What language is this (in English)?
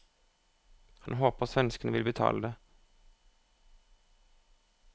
Norwegian